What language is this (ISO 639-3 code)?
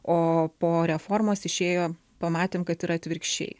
lit